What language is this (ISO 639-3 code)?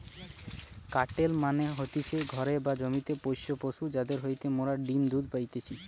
ben